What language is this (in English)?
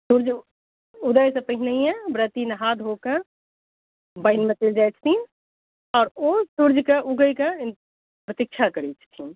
Maithili